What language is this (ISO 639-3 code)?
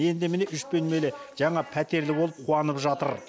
kaz